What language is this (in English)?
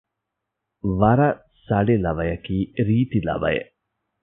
Divehi